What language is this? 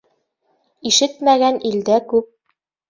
Bashkir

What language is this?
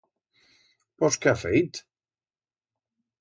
Aragonese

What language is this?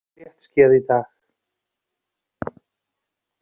Icelandic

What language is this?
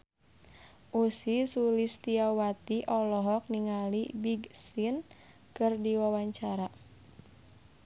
Sundanese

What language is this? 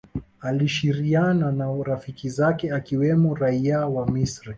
Swahili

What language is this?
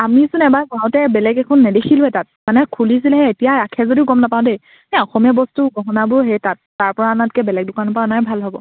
Assamese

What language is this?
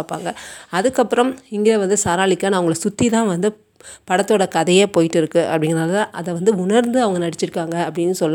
Tamil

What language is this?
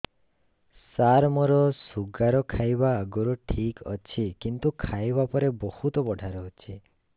Odia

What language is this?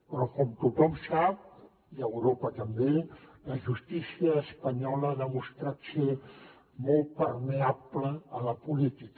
Catalan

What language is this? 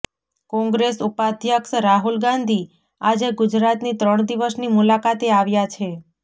Gujarati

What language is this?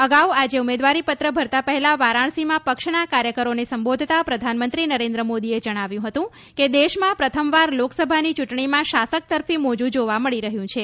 Gujarati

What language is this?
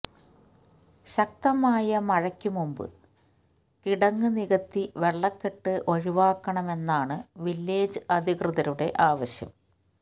Malayalam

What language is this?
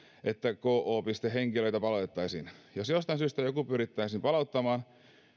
Finnish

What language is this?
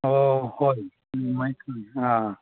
Manipuri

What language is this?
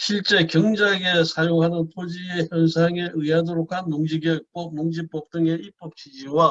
Korean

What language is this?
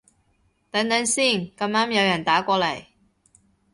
Cantonese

